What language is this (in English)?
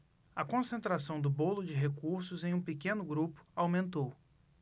Portuguese